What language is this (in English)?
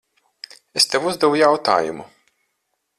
Latvian